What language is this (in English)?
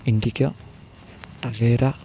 Malayalam